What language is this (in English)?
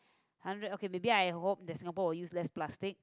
English